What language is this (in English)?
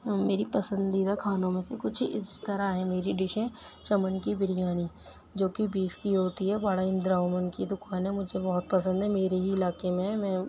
Urdu